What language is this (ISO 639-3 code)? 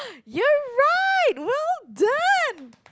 eng